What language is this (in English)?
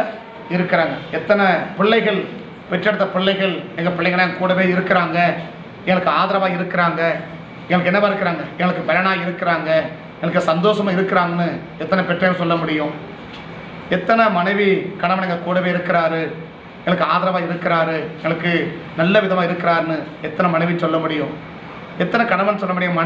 Indonesian